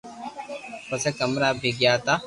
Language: Loarki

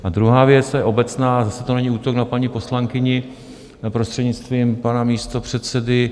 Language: Czech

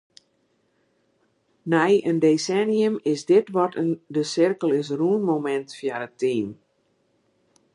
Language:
Western Frisian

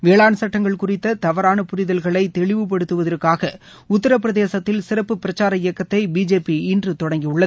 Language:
Tamil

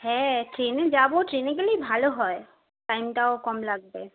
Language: Bangla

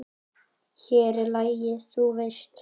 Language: Icelandic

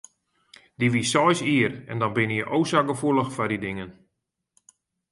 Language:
Western Frisian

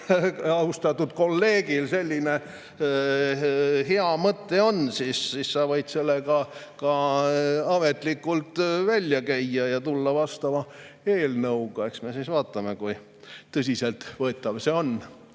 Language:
Estonian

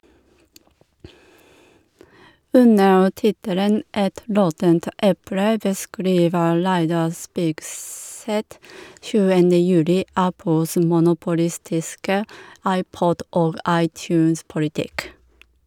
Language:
Norwegian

